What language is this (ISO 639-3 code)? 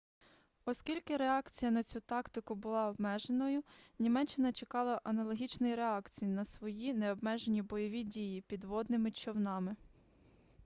ukr